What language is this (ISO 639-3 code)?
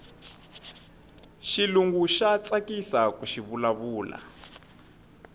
tso